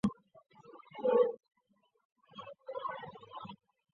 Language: Chinese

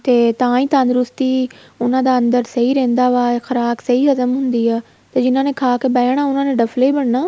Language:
Punjabi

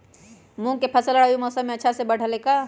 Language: Magahi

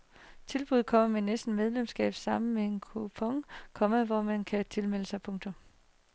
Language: Danish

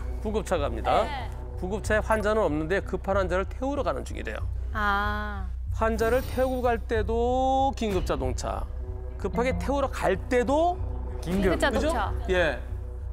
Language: Korean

